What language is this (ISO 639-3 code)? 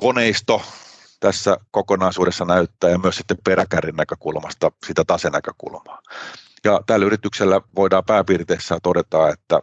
fin